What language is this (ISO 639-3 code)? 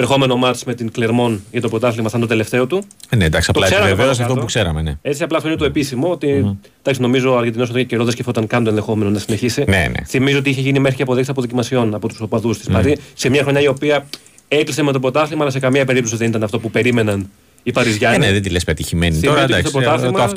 ell